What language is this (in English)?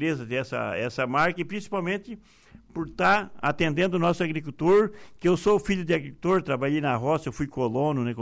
Portuguese